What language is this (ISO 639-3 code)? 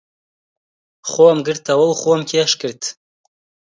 ckb